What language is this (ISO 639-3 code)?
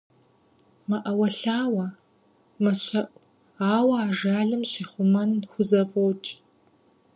kbd